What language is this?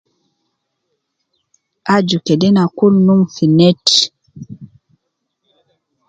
Nubi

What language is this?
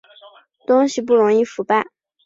Chinese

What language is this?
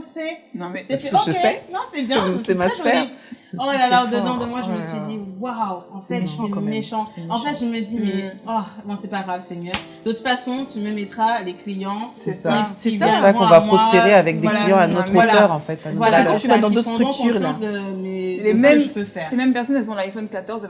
French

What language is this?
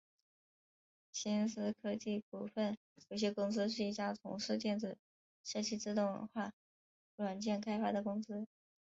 Chinese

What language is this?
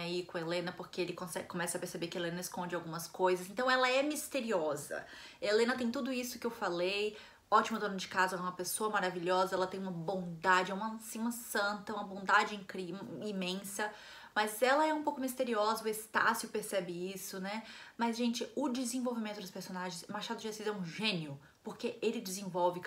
Portuguese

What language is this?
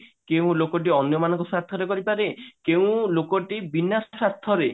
Odia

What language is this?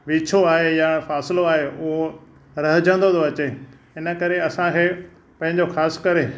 Sindhi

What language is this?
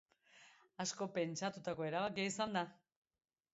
Basque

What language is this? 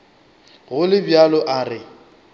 Northern Sotho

